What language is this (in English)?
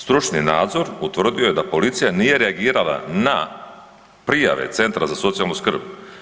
Croatian